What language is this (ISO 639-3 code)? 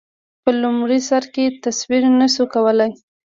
pus